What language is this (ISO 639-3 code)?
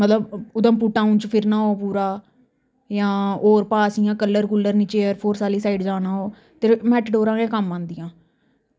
doi